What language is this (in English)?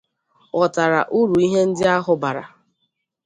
Igbo